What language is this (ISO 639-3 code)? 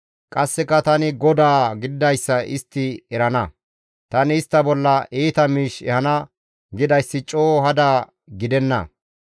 gmv